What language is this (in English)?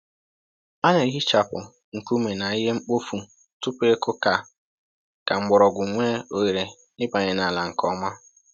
Igbo